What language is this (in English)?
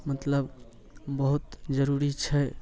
Maithili